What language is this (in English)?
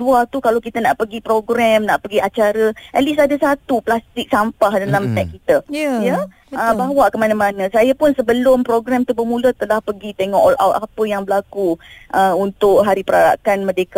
Malay